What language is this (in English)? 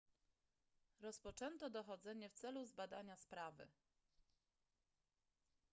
Polish